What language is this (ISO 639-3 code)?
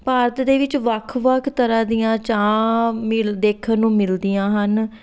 pan